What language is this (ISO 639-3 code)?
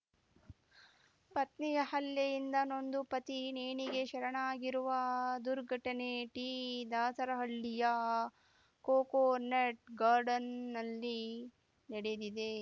kan